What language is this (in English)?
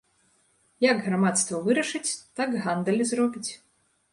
Belarusian